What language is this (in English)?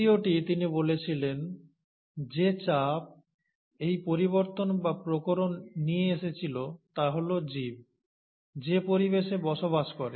Bangla